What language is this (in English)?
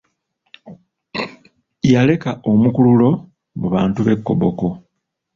Ganda